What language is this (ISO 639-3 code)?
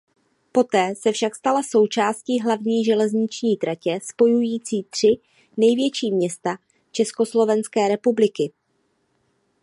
ces